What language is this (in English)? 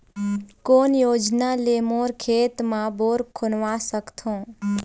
Chhattisgarhi